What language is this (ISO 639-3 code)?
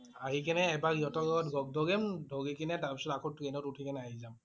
asm